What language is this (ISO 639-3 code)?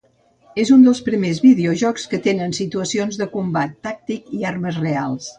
cat